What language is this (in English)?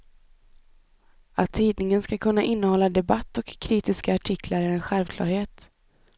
Swedish